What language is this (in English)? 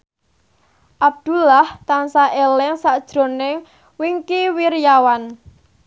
Javanese